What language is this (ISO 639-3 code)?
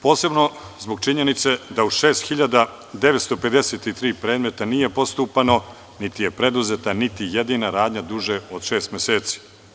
srp